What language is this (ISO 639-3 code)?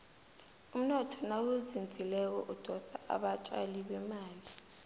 nbl